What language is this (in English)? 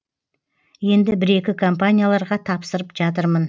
Kazakh